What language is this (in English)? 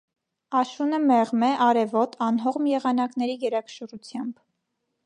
Armenian